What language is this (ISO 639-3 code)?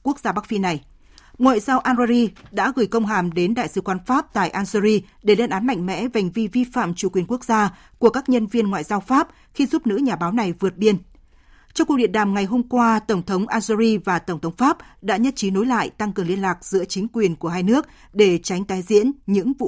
vie